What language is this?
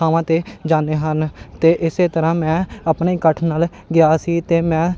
Punjabi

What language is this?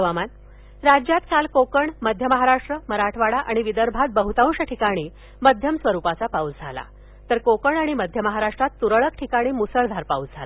Marathi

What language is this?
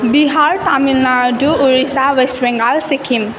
Nepali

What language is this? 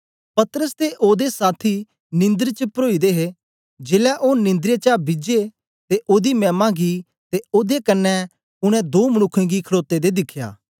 Dogri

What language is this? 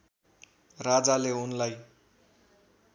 Nepali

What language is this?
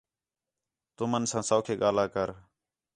Khetrani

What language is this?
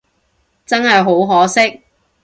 Cantonese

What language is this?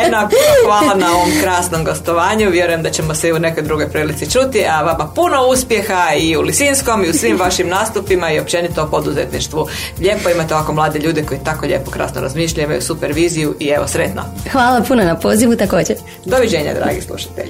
Croatian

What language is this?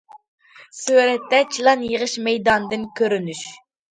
Uyghur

